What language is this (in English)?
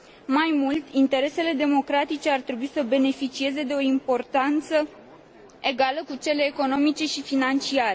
Romanian